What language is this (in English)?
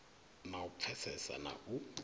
Venda